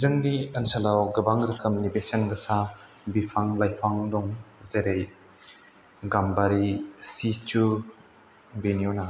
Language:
Bodo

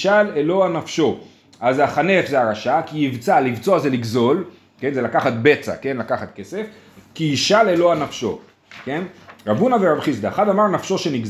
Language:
Hebrew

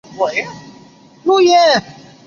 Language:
Chinese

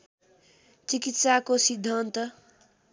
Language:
Nepali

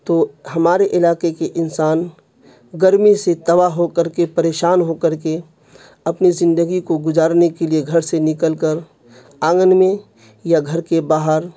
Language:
Urdu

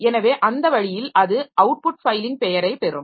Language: Tamil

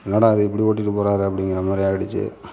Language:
Tamil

